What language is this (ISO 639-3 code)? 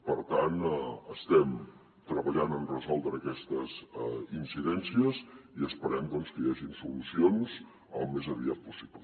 cat